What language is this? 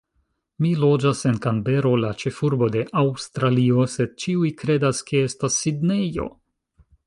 Esperanto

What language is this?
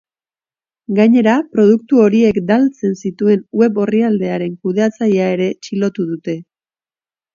Basque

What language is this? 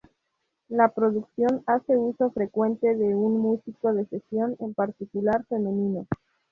Spanish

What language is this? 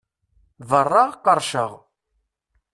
Kabyle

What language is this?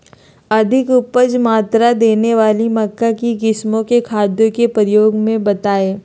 Magahi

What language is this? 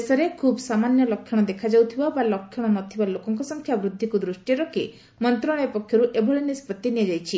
Odia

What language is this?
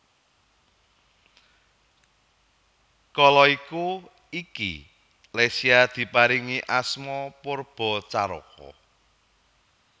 Javanese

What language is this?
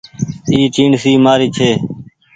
Goaria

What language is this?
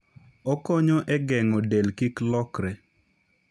Luo (Kenya and Tanzania)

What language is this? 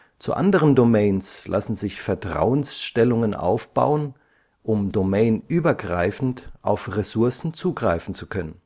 German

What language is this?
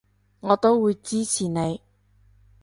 Cantonese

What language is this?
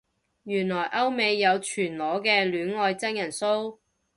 Cantonese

